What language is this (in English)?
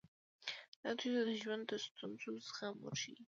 Pashto